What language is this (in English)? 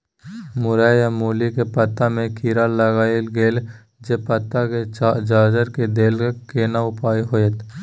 Maithili